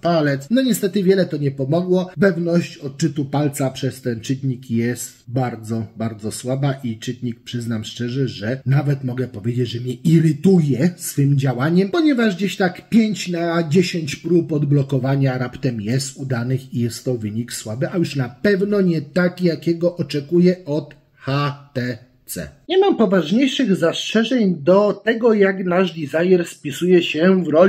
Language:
Polish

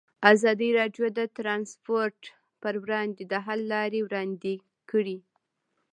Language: Pashto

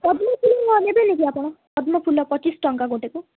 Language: Odia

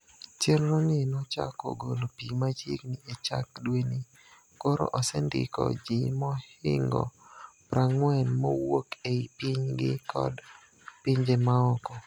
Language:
Luo (Kenya and Tanzania)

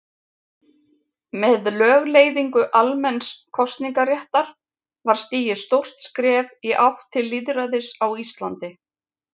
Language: Icelandic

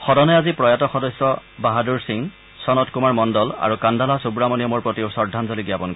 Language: Assamese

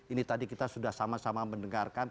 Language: Indonesian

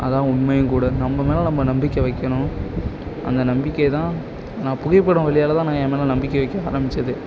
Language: Tamil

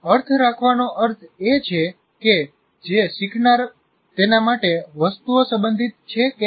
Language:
Gujarati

